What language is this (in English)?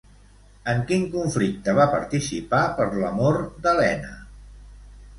Catalan